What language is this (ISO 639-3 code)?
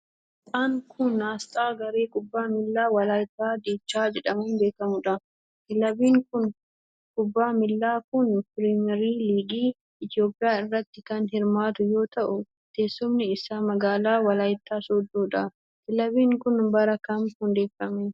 orm